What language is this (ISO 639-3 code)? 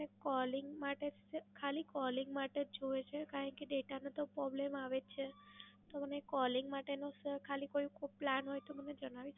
guj